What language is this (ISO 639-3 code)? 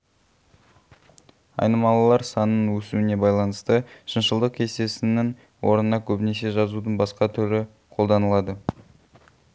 kaz